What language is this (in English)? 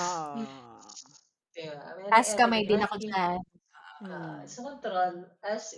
Filipino